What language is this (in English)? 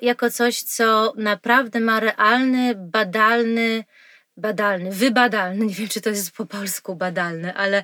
Polish